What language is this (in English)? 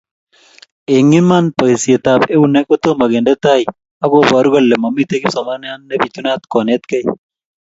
Kalenjin